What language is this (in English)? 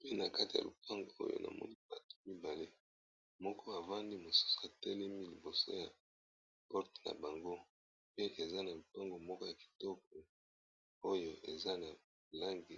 Lingala